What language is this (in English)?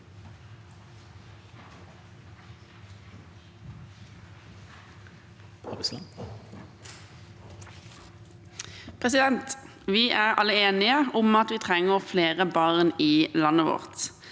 Norwegian